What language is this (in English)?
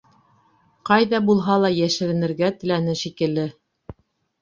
Bashkir